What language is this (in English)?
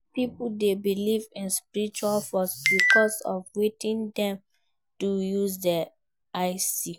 Nigerian Pidgin